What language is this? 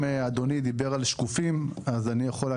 Hebrew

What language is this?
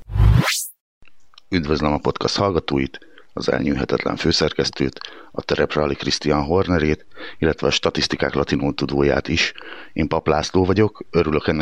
Hungarian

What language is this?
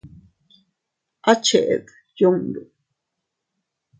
Teutila Cuicatec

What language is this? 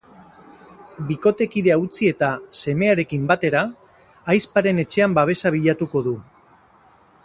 Basque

